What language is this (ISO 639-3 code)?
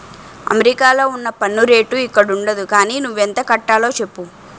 tel